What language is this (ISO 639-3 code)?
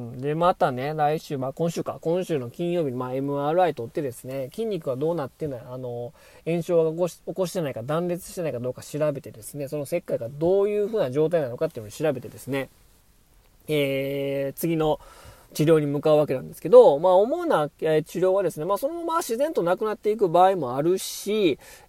jpn